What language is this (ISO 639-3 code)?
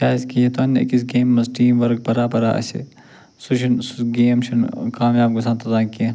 kas